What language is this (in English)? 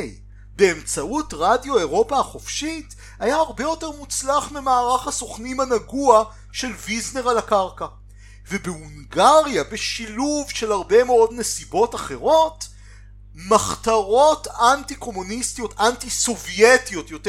Hebrew